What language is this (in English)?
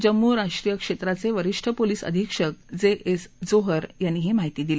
Marathi